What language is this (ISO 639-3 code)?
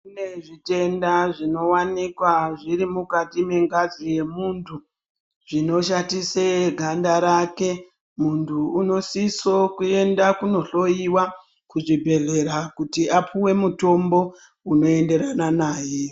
ndc